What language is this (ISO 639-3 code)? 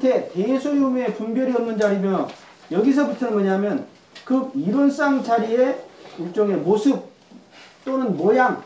kor